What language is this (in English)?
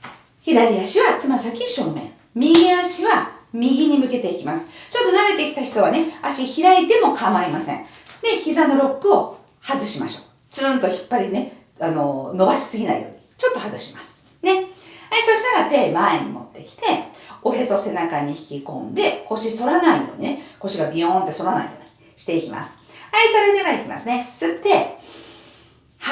Japanese